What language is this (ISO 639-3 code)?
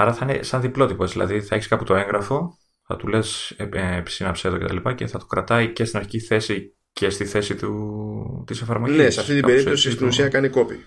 ell